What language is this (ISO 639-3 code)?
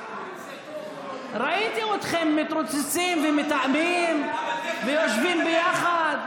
heb